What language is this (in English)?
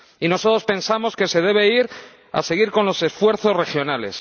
Spanish